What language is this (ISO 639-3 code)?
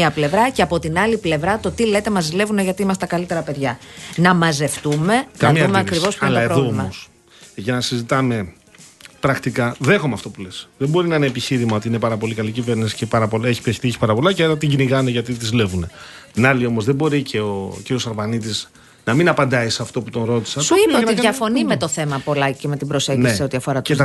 ell